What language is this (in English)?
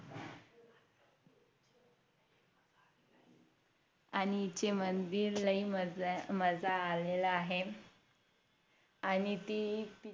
Marathi